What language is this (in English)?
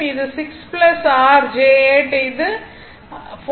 Tamil